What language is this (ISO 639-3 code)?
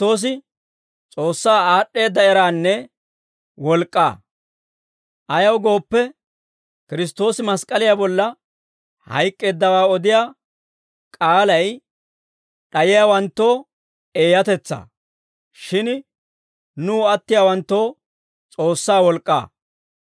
dwr